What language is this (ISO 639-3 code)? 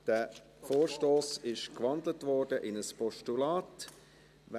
gsw